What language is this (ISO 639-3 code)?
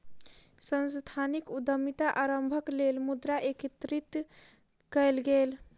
mai